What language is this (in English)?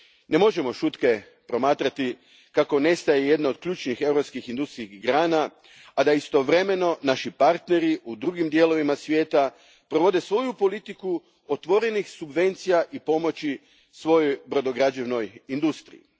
Croatian